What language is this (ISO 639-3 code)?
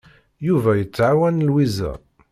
kab